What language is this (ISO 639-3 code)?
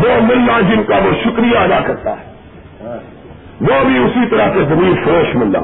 urd